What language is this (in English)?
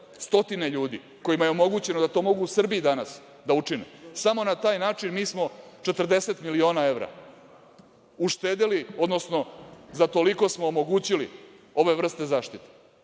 Serbian